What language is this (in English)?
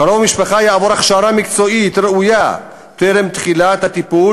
Hebrew